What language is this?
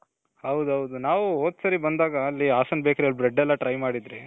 Kannada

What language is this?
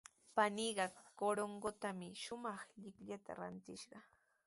Sihuas Ancash Quechua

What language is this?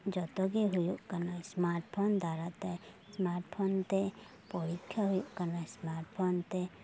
Santali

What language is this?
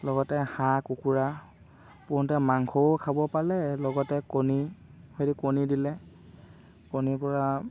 Assamese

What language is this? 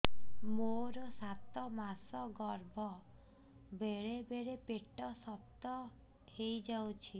Odia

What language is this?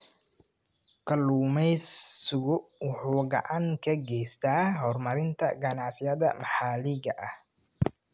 Somali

